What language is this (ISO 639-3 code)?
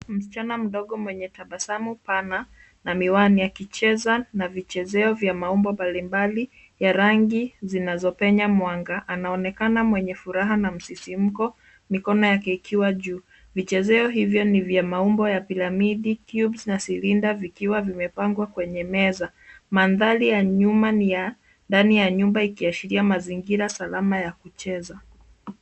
swa